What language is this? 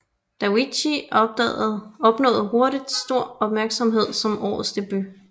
Danish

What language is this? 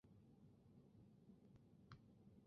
Chinese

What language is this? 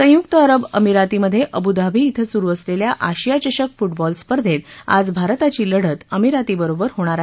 Marathi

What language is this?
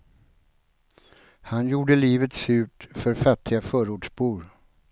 Swedish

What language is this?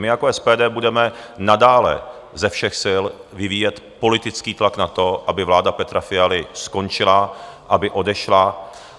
Czech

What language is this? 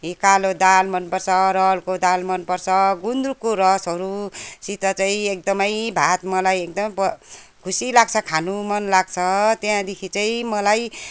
Nepali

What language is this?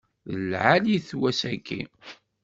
Kabyle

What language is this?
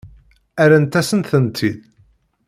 Kabyle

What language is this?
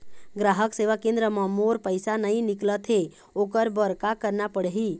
Chhattisgarhi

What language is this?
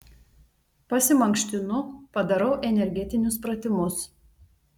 Lithuanian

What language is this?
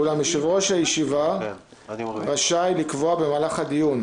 Hebrew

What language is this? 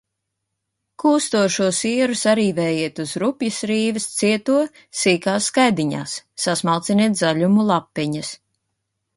Latvian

